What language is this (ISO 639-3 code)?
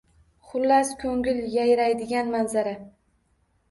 uzb